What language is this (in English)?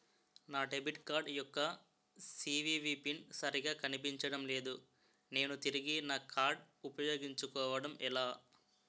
Telugu